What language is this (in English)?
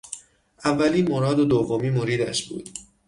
Persian